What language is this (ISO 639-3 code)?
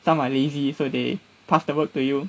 eng